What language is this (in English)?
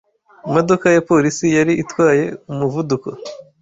Kinyarwanda